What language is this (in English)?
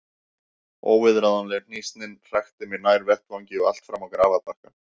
Icelandic